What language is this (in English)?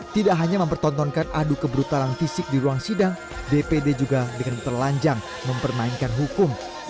Indonesian